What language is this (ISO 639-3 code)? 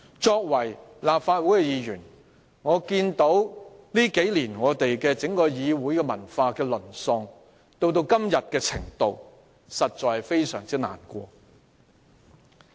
yue